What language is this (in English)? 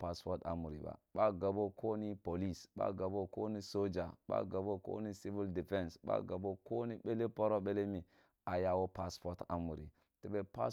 Kulung (Nigeria)